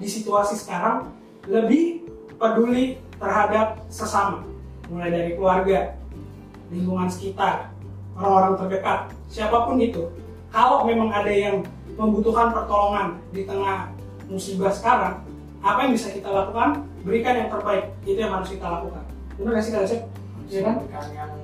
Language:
Indonesian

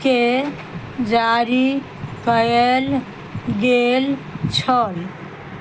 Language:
Maithili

